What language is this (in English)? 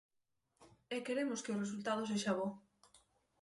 Galician